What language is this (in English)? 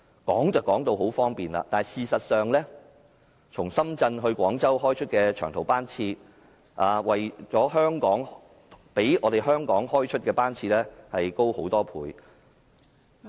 Cantonese